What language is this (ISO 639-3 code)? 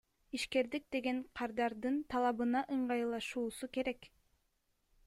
kir